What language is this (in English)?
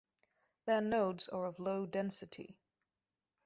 English